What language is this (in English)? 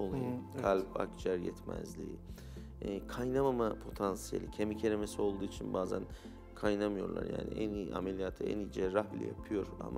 Turkish